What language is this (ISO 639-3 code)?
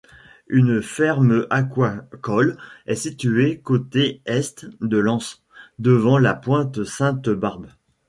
fra